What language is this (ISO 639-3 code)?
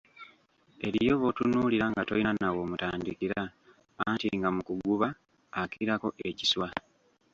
lug